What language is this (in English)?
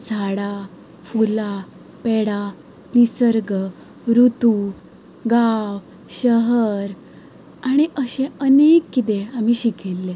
Konkani